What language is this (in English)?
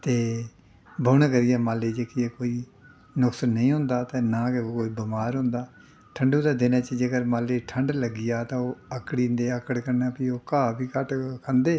Dogri